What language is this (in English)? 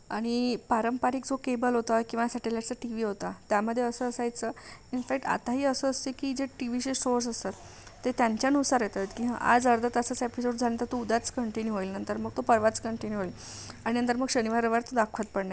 Marathi